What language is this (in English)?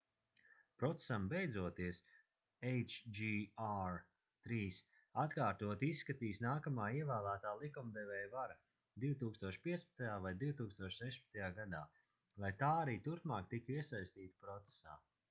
Latvian